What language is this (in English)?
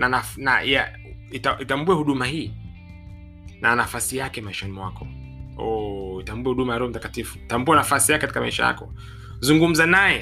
Swahili